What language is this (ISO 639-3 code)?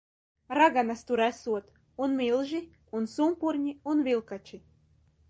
lav